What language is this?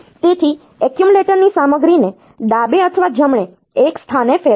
Gujarati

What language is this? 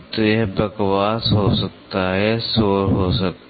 Hindi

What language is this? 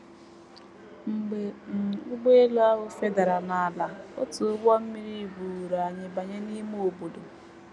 Igbo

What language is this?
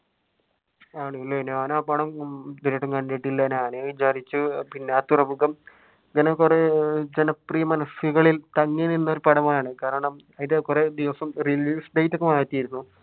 Malayalam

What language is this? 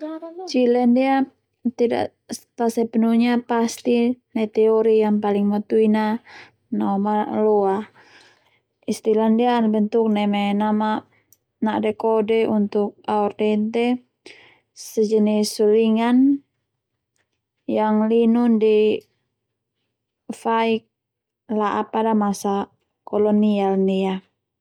Termanu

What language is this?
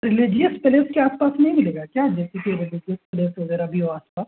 Urdu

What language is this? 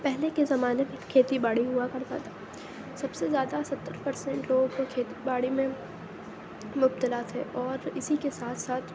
Urdu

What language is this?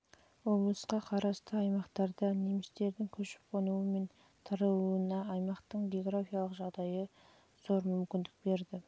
Kazakh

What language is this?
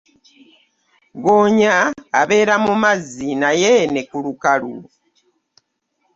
Ganda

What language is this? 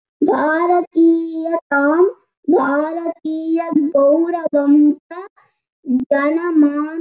Hindi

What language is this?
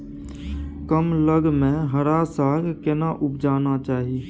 Maithili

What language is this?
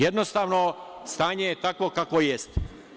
Serbian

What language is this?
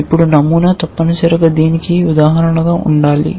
Telugu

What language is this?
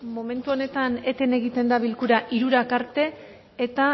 Basque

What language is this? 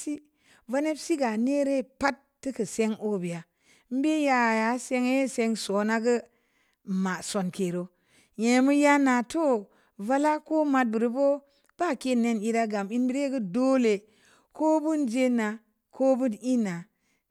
Samba Leko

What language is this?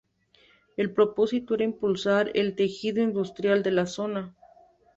Spanish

